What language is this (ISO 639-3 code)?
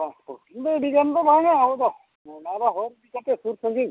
sat